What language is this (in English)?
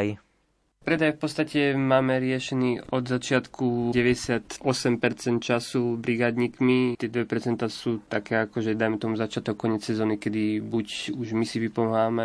Slovak